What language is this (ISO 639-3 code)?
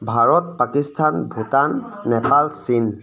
asm